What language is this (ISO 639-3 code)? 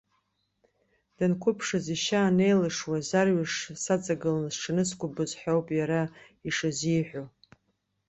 abk